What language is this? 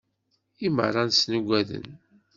Kabyle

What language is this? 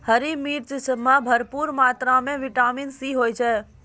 Maithili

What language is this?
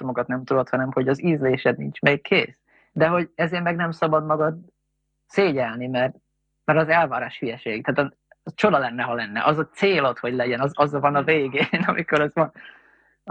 Hungarian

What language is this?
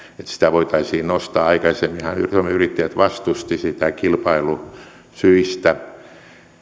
Finnish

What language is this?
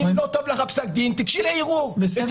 Hebrew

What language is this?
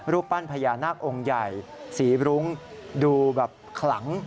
Thai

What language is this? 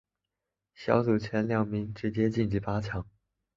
Chinese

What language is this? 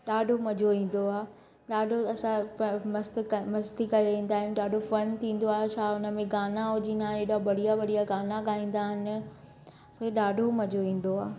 Sindhi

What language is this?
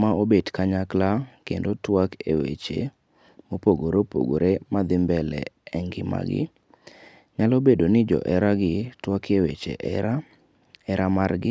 Luo (Kenya and Tanzania)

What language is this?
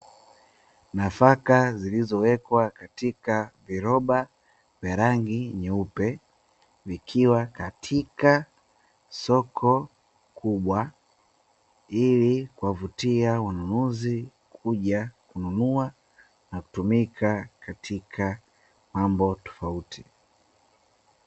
Swahili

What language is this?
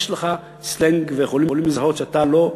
Hebrew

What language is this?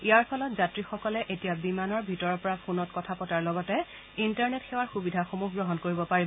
Assamese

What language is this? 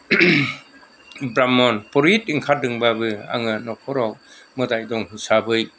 Bodo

